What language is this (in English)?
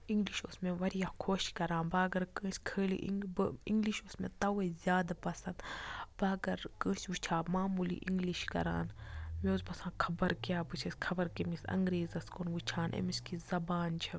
Kashmiri